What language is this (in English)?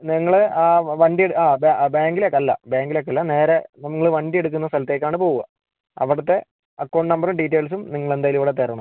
Malayalam